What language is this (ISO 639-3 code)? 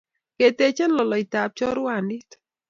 kln